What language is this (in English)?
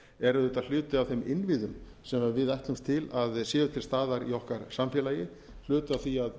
Icelandic